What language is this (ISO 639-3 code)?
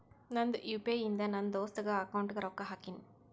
kan